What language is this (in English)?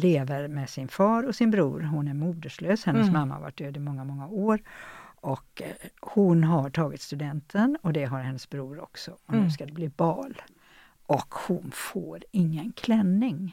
Swedish